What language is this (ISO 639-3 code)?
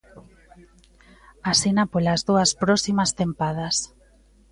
glg